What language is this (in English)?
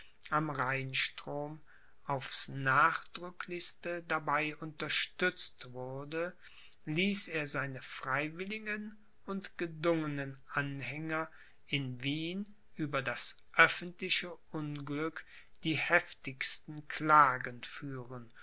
German